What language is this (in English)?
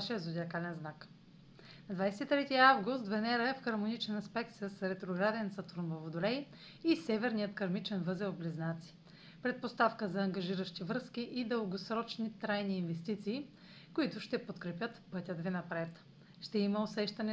Bulgarian